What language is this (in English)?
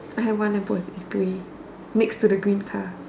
English